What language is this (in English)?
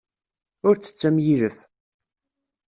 Kabyle